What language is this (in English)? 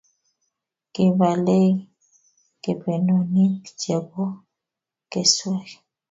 Kalenjin